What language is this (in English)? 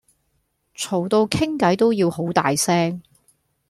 Cantonese